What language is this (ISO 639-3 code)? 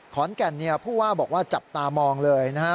tha